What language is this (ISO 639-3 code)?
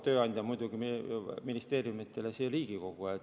est